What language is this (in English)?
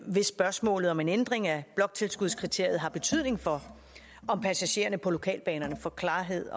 Danish